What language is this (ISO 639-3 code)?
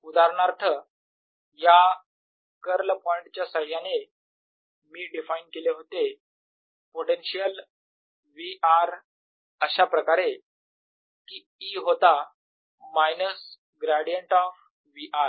mar